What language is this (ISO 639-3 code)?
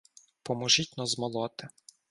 ukr